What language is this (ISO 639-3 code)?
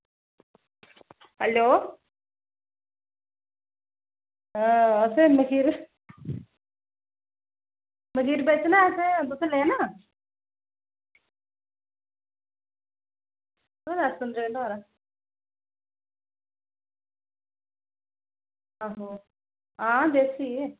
doi